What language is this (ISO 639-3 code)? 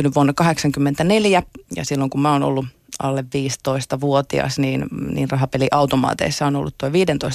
fin